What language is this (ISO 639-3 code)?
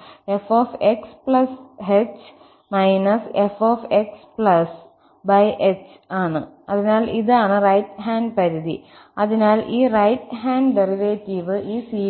mal